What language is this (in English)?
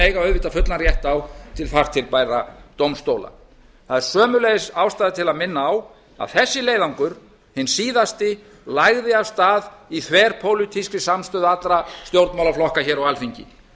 Icelandic